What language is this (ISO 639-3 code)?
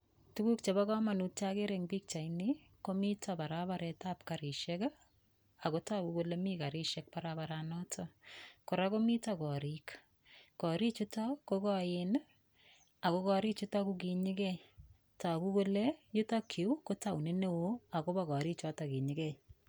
kln